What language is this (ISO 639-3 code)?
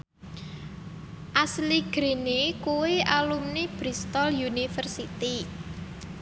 jav